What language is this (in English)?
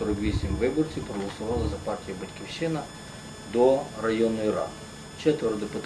Ukrainian